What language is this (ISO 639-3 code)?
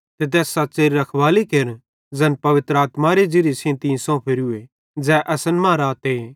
bhd